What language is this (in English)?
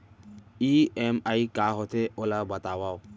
Chhattisgarhi